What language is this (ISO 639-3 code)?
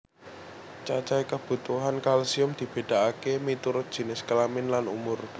jav